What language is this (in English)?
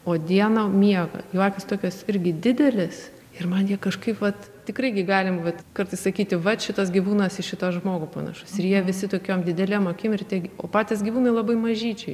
Lithuanian